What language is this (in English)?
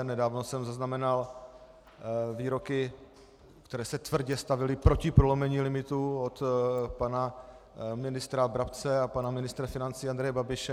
Czech